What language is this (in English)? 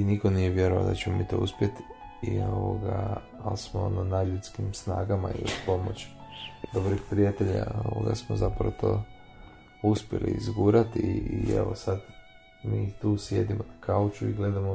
Croatian